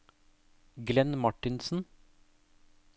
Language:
Norwegian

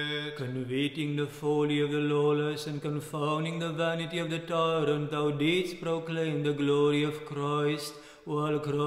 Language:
English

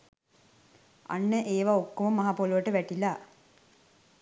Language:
Sinhala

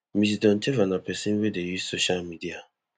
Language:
Nigerian Pidgin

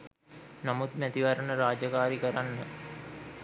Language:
Sinhala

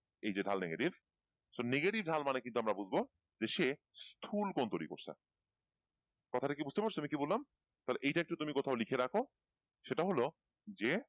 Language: Bangla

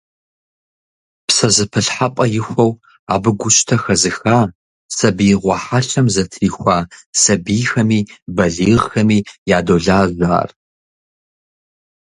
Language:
Kabardian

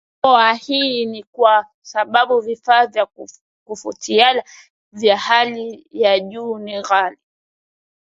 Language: Swahili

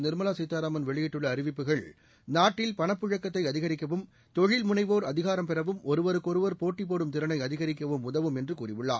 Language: Tamil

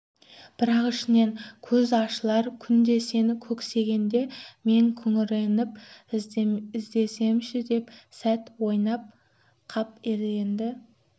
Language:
Kazakh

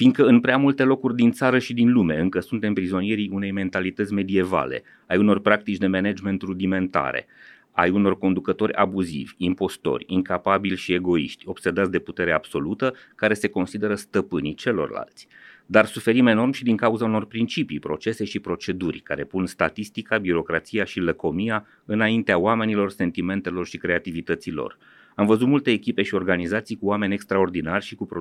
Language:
Romanian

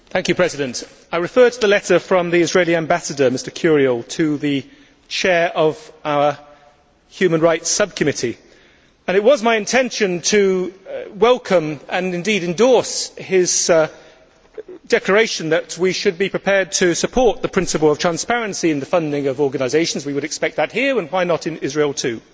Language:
English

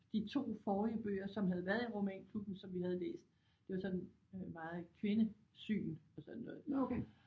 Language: Danish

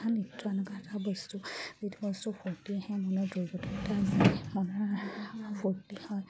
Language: Assamese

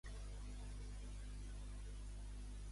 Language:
Catalan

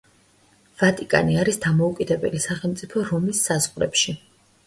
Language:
Georgian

